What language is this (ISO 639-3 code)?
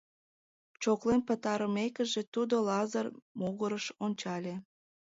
chm